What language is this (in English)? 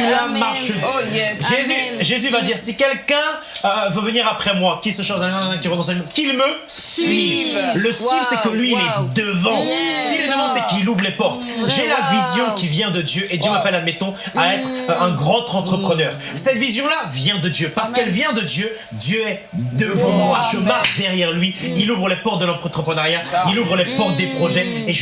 French